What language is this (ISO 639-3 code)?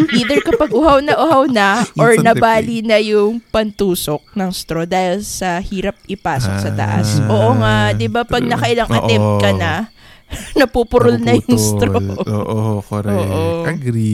fil